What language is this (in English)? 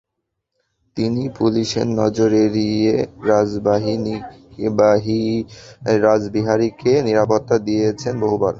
Bangla